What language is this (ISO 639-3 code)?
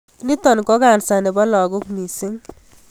kln